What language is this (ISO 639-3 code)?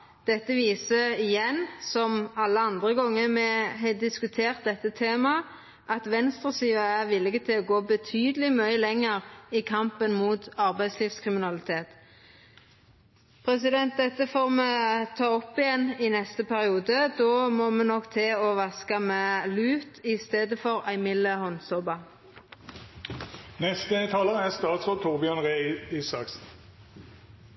nor